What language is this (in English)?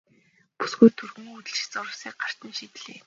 Mongolian